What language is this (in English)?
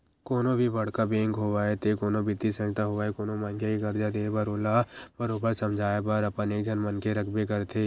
Chhattisgarhi